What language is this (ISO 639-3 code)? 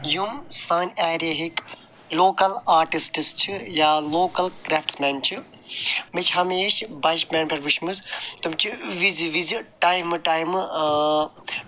kas